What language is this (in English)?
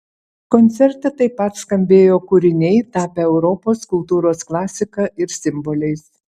Lithuanian